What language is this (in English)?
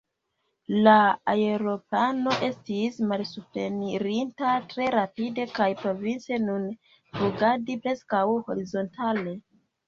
Esperanto